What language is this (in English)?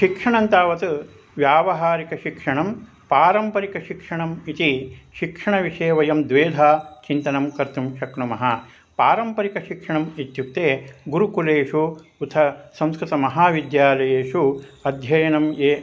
Sanskrit